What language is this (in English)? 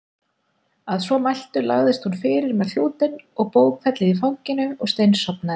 Icelandic